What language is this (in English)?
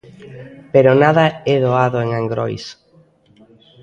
Galician